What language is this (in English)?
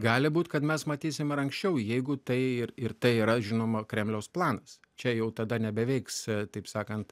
Lithuanian